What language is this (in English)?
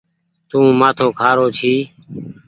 Goaria